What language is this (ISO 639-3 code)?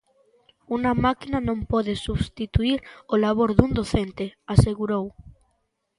glg